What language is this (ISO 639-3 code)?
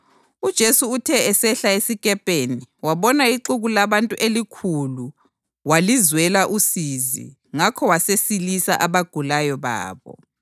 nde